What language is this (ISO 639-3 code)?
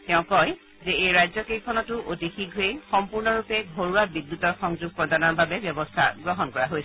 asm